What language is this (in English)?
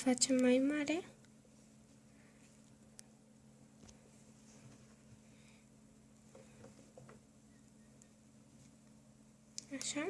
Romanian